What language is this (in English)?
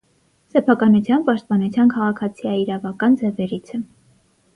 Armenian